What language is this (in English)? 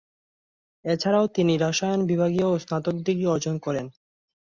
Bangla